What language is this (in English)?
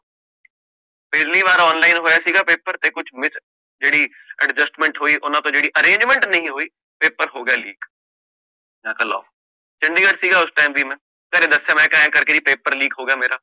Punjabi